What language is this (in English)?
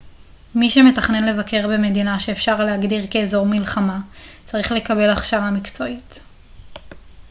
Hebrew